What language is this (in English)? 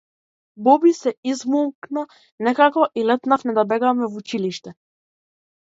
Macedonian